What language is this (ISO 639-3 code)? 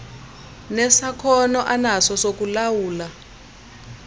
xho